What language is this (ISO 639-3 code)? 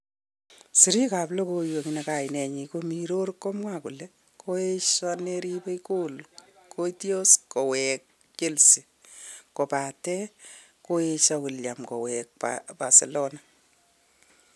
kln